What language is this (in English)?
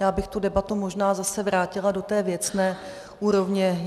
Czech